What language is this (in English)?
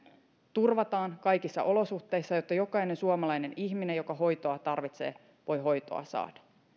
Finnish